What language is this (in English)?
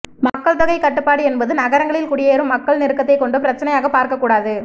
Tamil